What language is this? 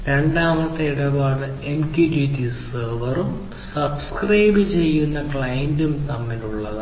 Malayalam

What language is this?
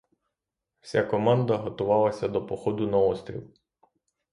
Ukrainian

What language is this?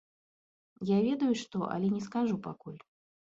Belarusian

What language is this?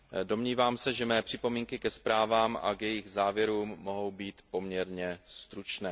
Czech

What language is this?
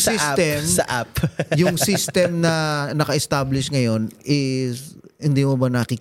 Filipino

